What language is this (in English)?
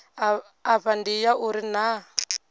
Venda